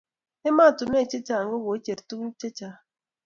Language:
Kalenjin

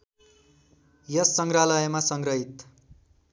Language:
Nepali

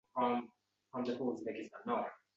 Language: Uzbek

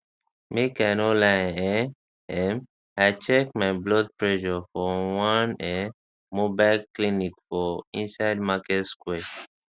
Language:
Nigerian Pidgin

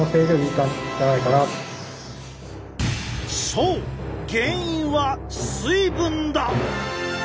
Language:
Japanese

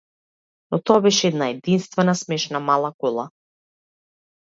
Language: Macedonian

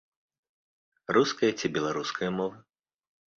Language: Belarusian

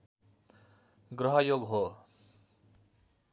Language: Nepali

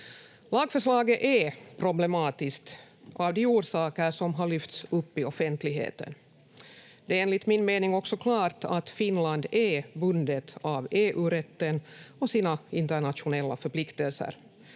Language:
Finnish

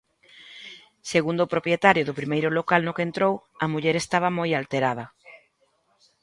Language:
Galician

